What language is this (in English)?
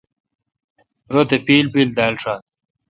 Kalkoti